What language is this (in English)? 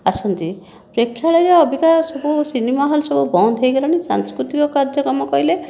Odia